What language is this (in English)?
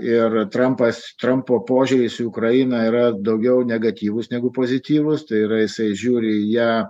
Lithuanian